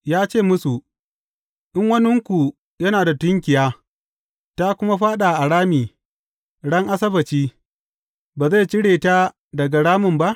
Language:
Hausa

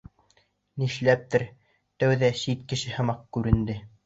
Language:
Bashkir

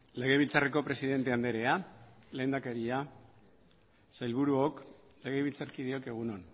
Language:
Basque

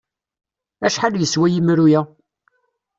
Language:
Kabyle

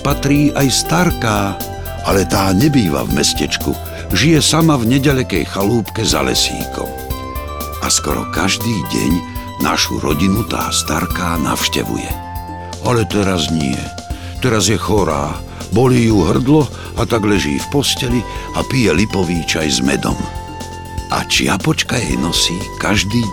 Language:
Czech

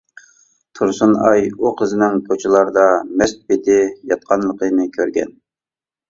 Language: Uyghur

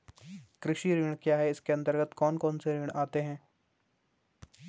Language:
Hindi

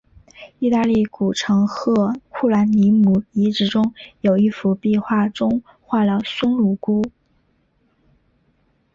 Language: Chinese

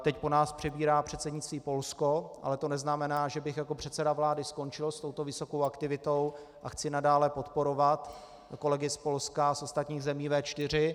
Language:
Czech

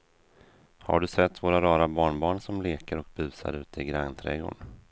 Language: Swedish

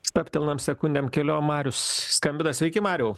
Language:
Lithuanian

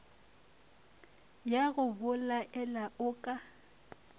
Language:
Northern Sotho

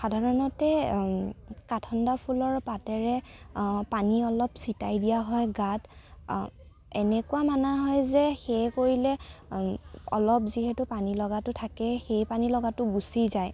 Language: Assamese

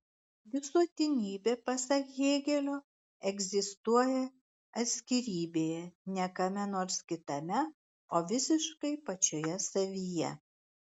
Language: Lithuanian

